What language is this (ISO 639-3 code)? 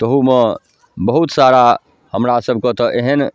mai